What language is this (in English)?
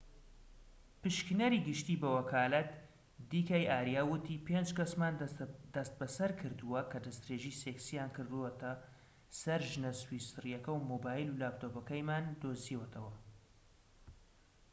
Central Kurdish